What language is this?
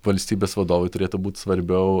Lithuanian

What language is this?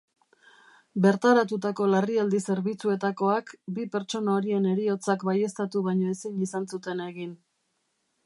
Basque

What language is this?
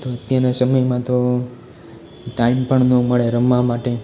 Gujarati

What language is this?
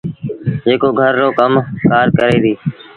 Sindhi Bhil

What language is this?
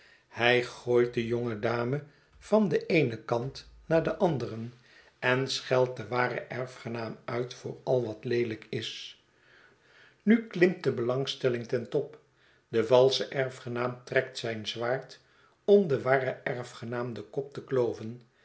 Dutch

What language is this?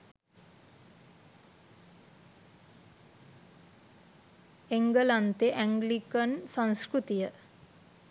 Sinhala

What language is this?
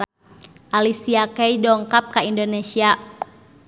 Sundanese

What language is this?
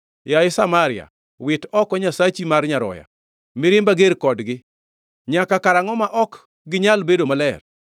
Luo (Kenya and Tanzania)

